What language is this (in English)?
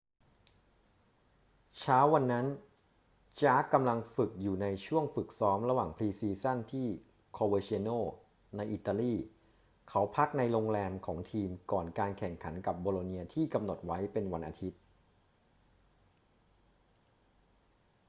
Thai